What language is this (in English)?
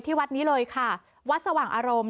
Thai